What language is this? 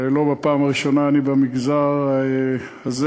Hebrew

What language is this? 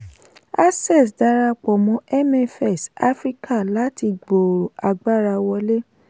Yoruba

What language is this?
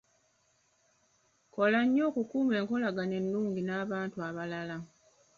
Ganda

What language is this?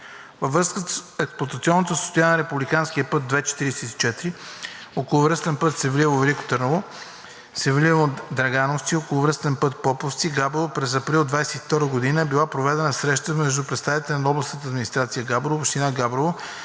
Bulgarian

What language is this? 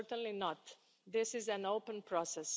English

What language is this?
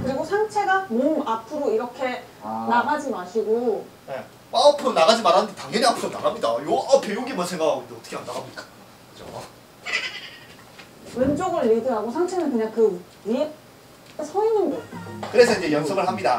Korean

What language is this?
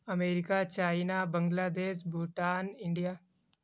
Urdu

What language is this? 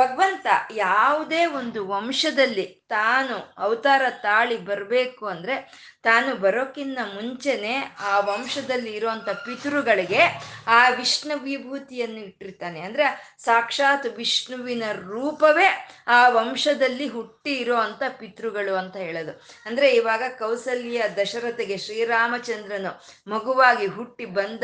Kannada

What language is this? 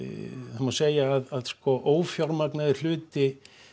Icelandic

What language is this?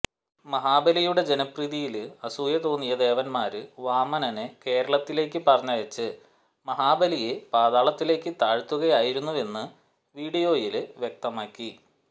Malayalam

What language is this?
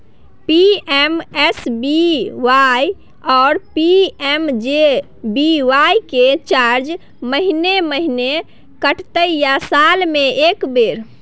Maithili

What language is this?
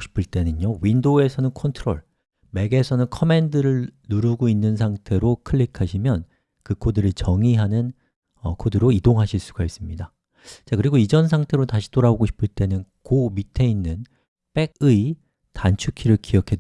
Korean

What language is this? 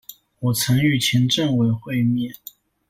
Chinese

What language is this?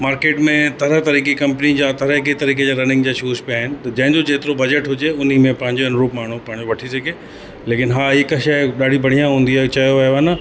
Sindhi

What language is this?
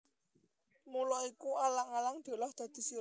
Javanese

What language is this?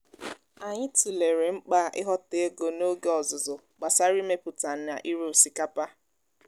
Igbo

